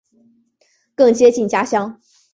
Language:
Chinese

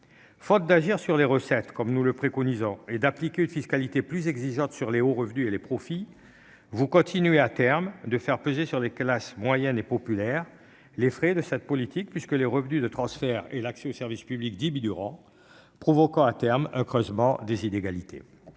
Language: French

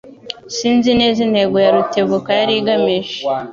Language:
Kinyarwanda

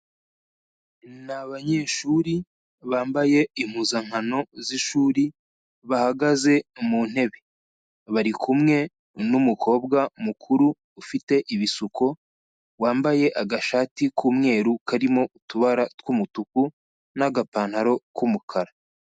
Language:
Kinyarwanda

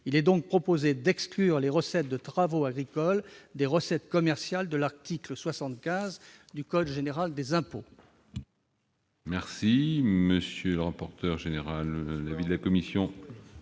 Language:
French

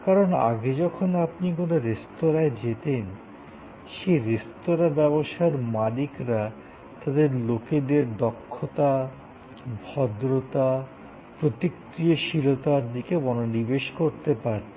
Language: Bangla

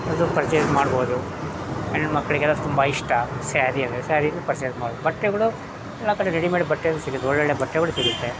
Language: Kannada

